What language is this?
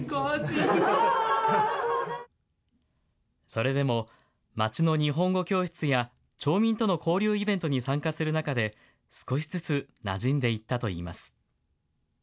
Japanese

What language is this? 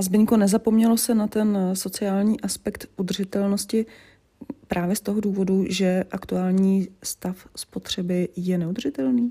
Czech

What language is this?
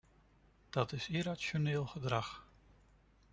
Dutch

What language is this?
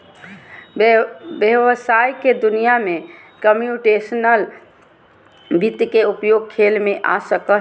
Magahi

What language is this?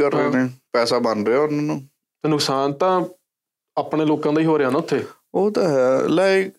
Punjabi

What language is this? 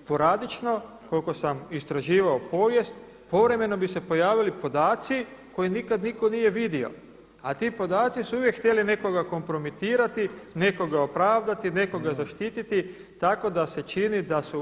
Croatian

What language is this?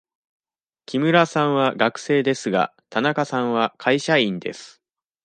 Japanese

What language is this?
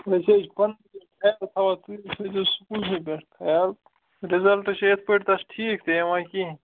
Kashmiri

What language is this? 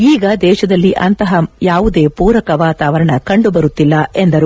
Kannada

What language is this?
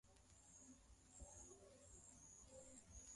Swahili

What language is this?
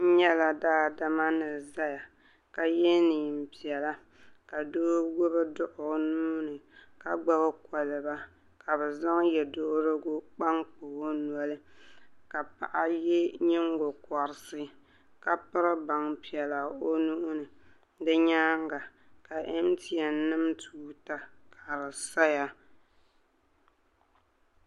Dagbani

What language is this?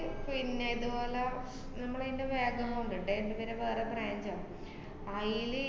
Malayalam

